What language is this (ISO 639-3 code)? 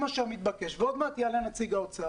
heb